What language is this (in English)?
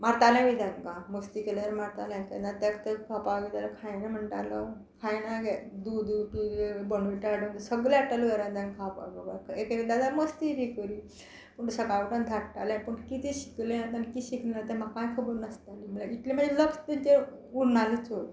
Konkani